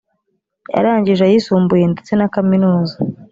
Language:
Kinyarwanda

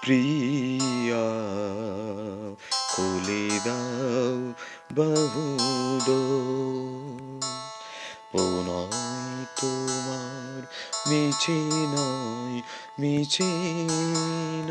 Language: Bangla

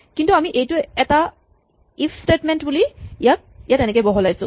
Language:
Assamese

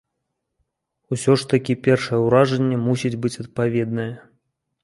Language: Belarusian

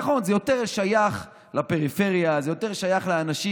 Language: Hebrew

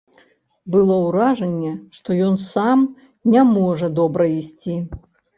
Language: Belarusian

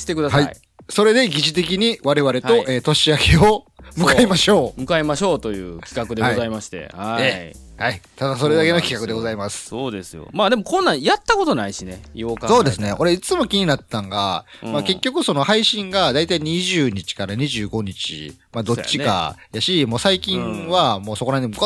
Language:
Japanese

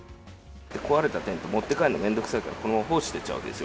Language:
Japanese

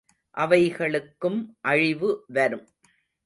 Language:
Tamil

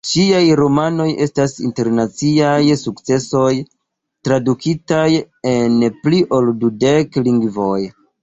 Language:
Esperanto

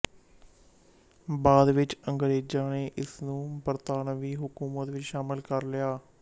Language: Punjabi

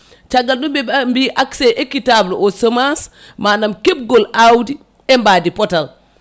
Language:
Fula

